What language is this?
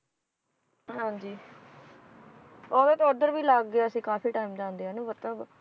Punjabi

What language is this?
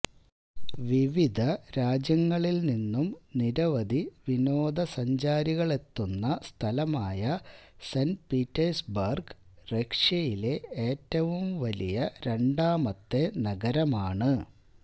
Malayalam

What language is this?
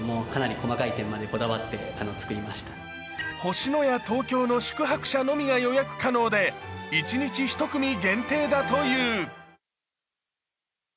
Japanese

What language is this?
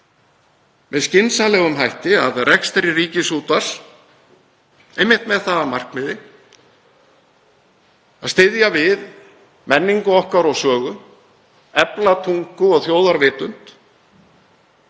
Icelandic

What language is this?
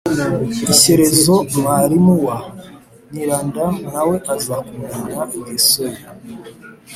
Kinyarwanda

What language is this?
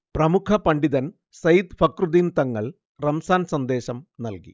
Malayalam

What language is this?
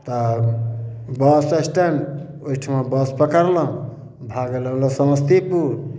Maithili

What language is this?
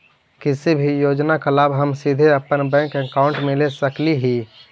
Magahi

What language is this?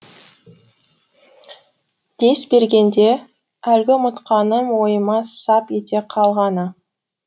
Kazakh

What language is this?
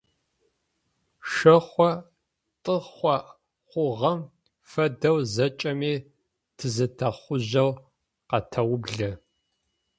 Adyghe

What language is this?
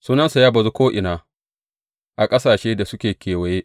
Hausa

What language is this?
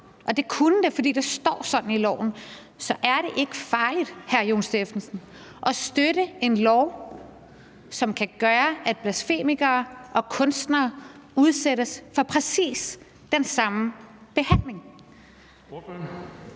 Danish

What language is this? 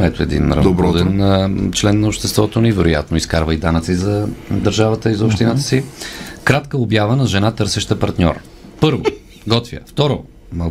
Bulgarian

